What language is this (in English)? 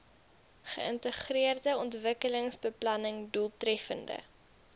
Afrikaans